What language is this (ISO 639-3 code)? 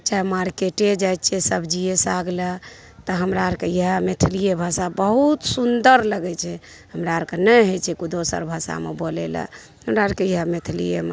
mai